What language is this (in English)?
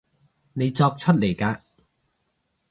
Cantonese